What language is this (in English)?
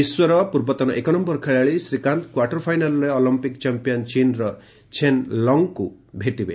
Odia